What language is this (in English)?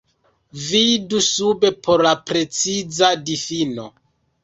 Esperanto